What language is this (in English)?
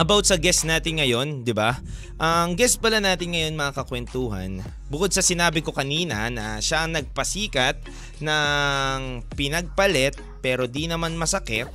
Filipino